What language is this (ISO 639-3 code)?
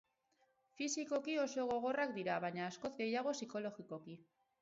eus